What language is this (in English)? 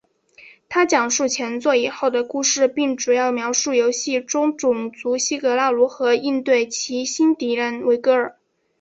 Chinese